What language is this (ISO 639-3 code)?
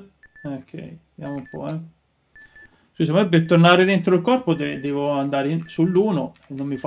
ita